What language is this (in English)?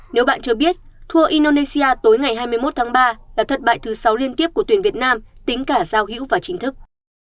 Vietnamese